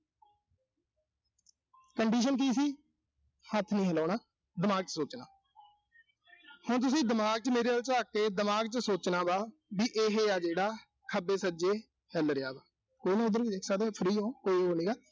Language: Punjabi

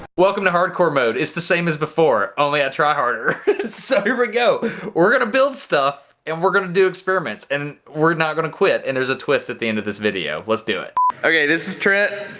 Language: English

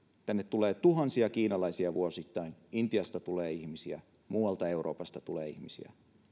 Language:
Finnish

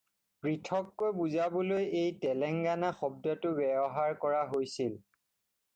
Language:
Assamese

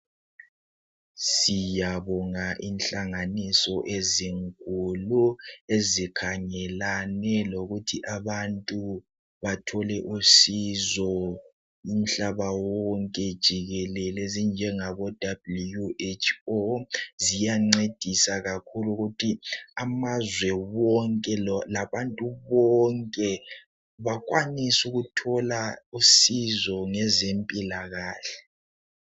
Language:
North Ndebele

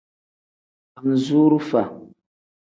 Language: Tem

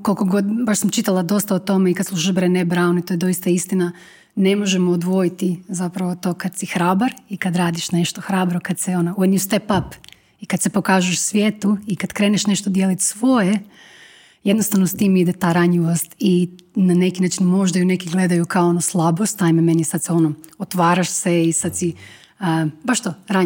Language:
Croatian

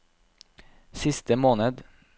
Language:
Norwegian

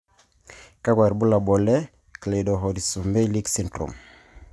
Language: Masai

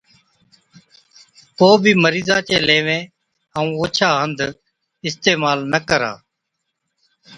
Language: Od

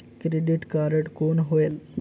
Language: Chhattisgarhi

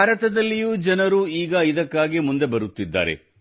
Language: Kannada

